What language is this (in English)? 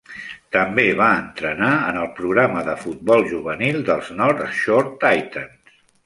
Catalan